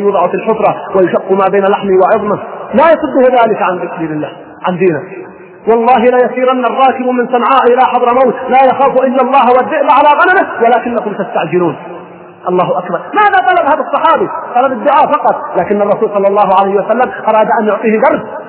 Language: Arabic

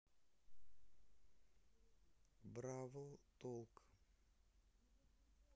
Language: Russian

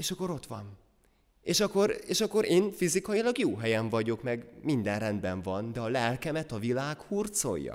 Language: Hungarian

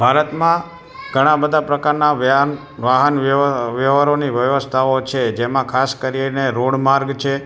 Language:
Gujarati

